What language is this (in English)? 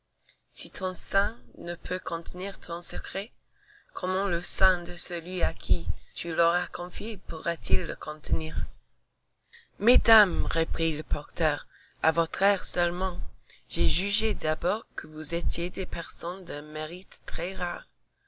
French